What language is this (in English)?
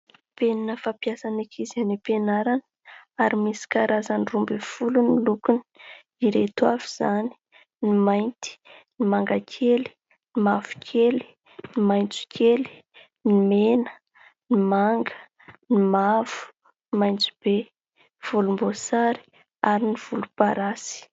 Malagasy